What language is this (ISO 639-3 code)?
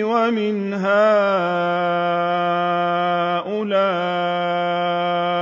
ara